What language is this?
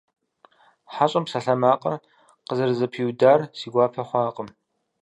Kabardian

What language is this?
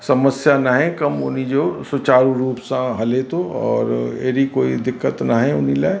Sindhi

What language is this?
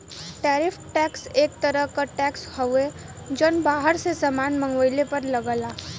Bhojpuri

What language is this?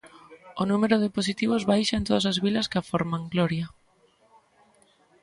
Galician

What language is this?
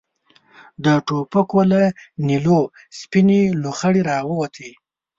Pashto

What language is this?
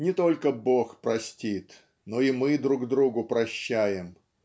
Russian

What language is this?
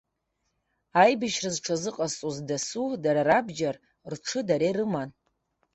Abkhazian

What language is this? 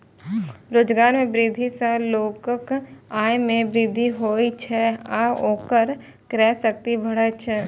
Maithili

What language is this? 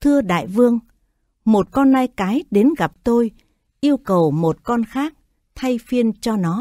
Vietnamese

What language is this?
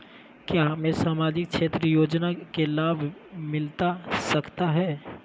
Magahi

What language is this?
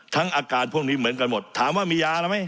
Thai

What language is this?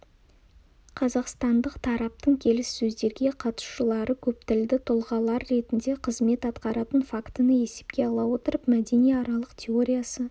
Kazakh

